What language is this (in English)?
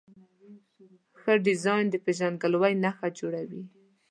Pashto